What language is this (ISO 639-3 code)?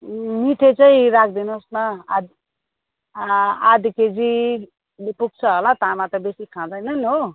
nep